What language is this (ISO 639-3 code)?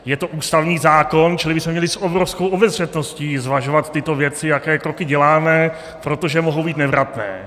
ces